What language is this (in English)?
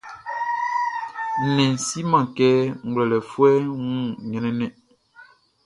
Baoulé